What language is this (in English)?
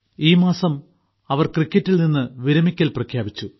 Malayalam